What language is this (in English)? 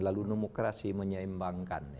Indonesian